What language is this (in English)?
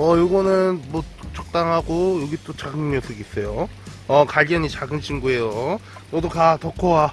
Korean